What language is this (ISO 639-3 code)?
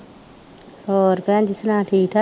pan